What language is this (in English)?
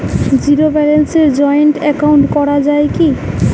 Bangla